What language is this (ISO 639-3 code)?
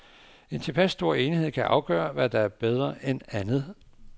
dan